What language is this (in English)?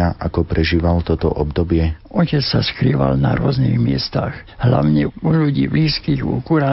Slovak